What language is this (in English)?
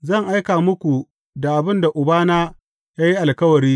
Hausa